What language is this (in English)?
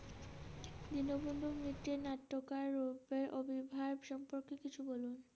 Bangla